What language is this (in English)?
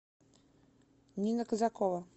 Russian